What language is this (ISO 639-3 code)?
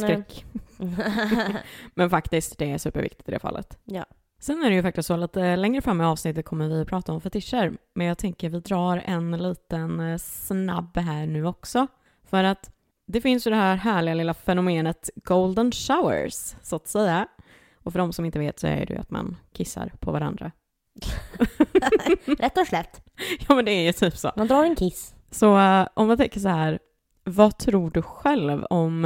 swe